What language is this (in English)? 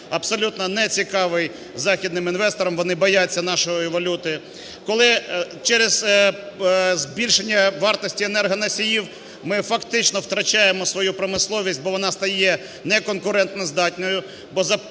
Ukrainian